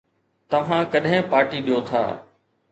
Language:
Sindhi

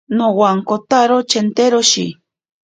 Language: Ashéninka Perené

